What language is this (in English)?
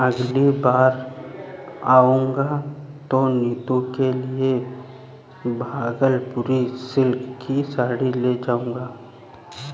Hindi